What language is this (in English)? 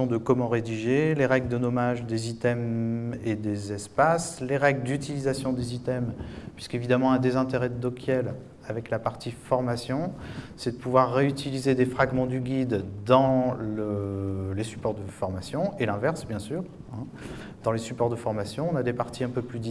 French